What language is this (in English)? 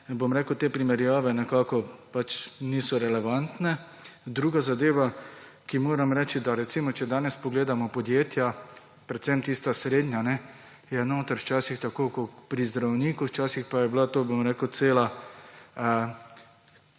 Slovenian